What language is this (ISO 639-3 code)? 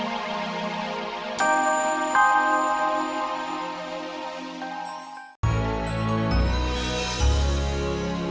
ind